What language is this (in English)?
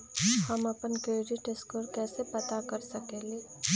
Magahi